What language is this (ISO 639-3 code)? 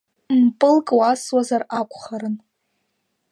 abk